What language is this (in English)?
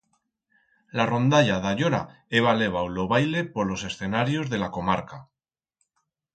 Aragonese